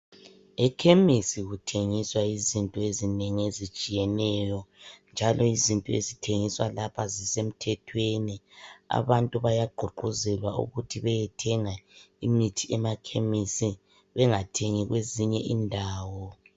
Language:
North Ndebele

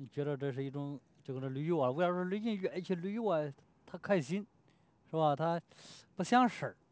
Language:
Chinese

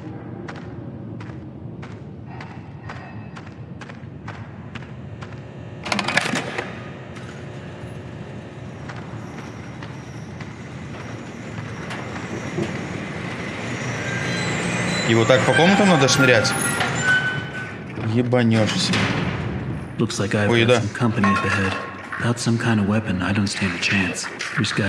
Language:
Russian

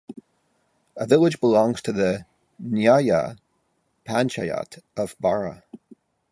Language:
English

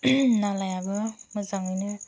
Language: Bodo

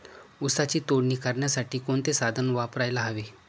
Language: Marathi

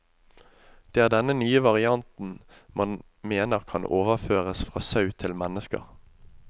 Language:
Norwegian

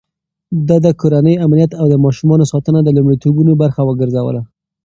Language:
Pashto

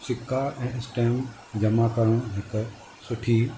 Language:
Sindhi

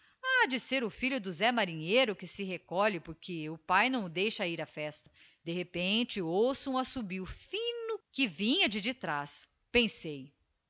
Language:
Portuguese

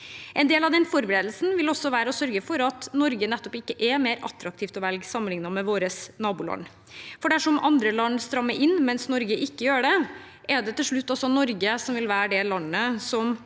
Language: Norwegian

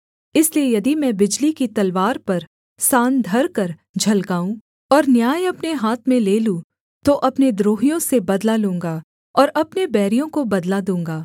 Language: Hindi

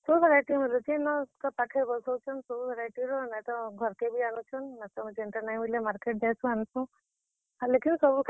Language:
Odia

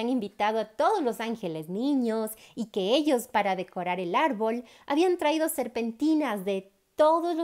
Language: Spanish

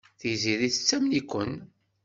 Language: Kabyle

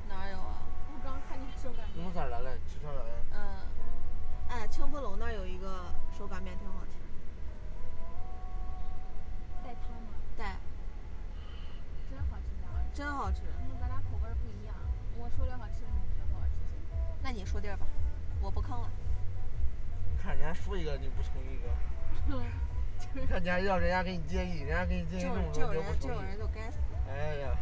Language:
Chinese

